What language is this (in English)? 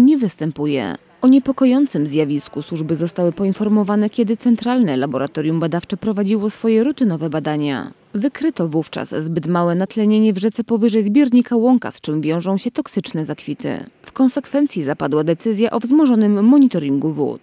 Polish